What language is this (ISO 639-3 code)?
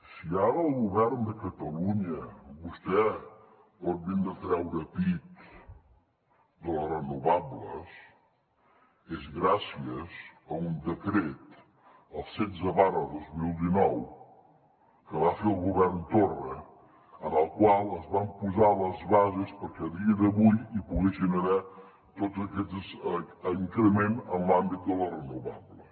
cat